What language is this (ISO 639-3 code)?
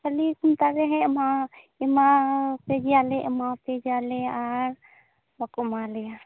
sat